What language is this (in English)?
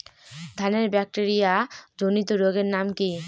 Bangla